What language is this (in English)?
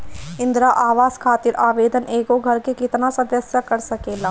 Bhojpuri